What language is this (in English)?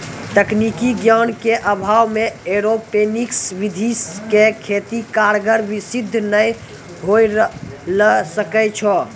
Maithili